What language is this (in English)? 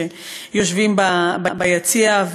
Hebrew